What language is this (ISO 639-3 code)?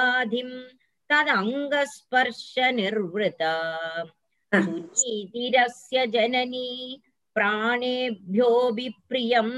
tam